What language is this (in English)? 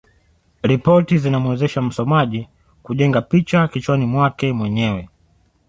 Swahili